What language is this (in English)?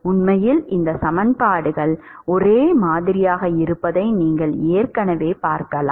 Tamil